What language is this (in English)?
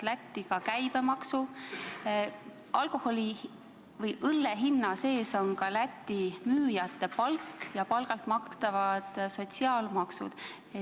Estonian